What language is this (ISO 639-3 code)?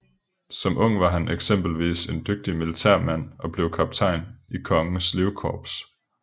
dan